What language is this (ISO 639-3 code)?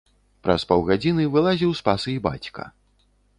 bel